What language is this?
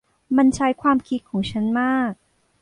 Thai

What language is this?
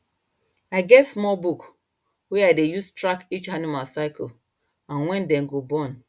Nigerian Pidgin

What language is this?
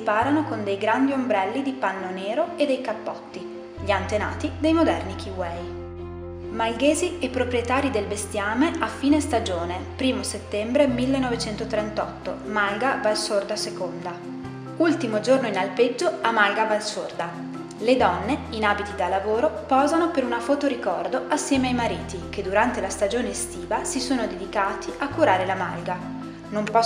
Italian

